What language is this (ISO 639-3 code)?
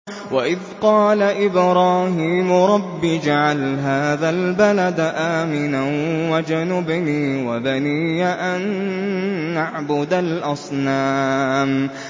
ara